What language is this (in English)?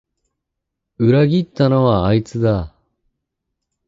Japanese